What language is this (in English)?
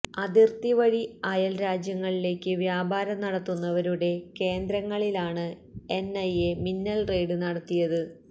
Malayalam